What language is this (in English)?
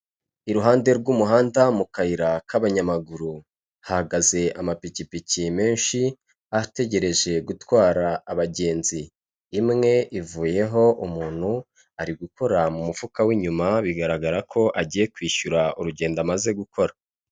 Kinyarwanda